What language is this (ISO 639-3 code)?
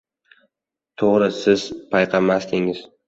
uzb